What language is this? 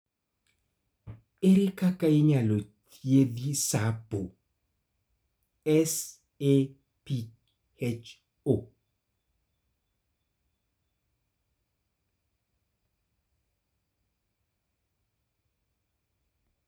Luo (Kenya and Tanzania)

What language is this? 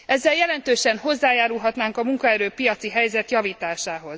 Hungarian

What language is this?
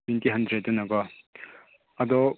Manipuri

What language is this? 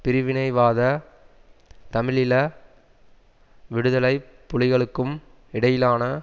Tamil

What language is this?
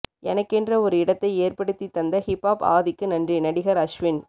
Tamil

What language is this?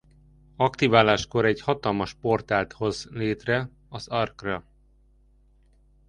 Hungarian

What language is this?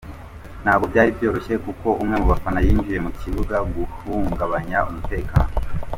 Kinyarwanda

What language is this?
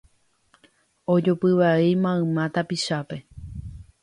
Guarani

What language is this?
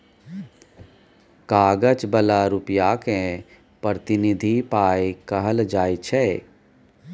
Maithili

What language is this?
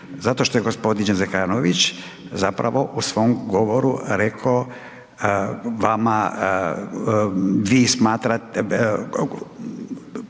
Croatian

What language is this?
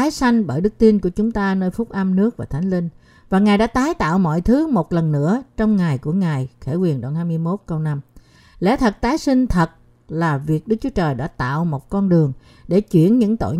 Vietnamese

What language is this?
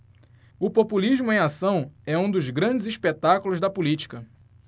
Portuguese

